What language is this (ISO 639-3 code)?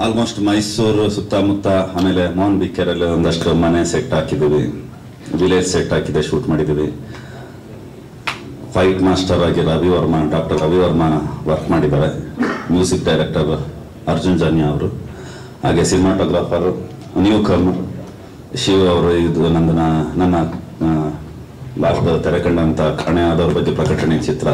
ind